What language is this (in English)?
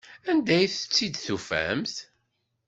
Kabyle